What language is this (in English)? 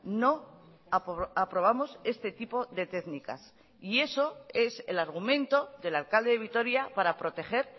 Spanish